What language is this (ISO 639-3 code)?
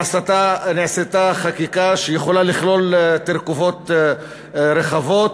heb